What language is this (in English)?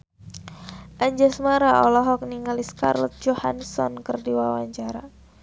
Sundanese